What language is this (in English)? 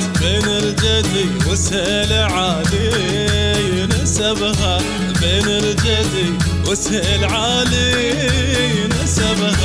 Arabic